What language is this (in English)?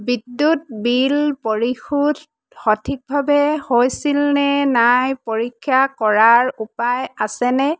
Assamese